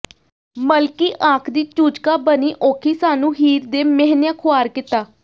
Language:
Punjabi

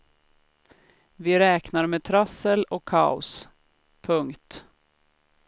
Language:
Swedish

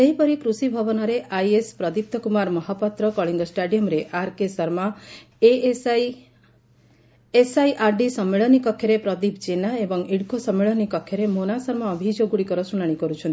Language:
Odia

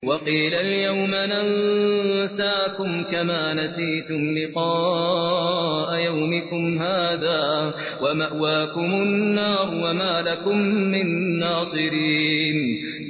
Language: Arabic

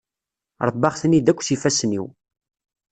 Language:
Kabyle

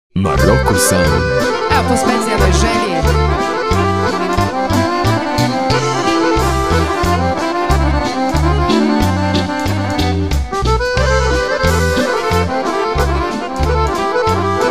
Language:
Romanian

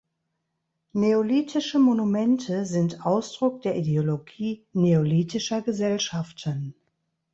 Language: German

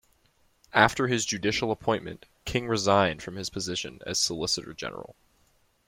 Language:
English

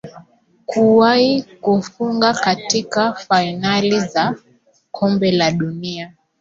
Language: Swahili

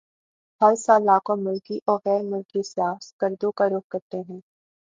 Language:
Urdu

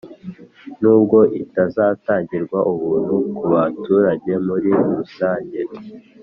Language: Kinyarwanda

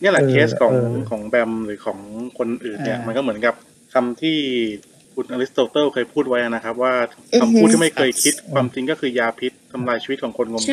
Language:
Thai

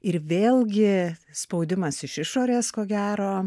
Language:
Lithuanian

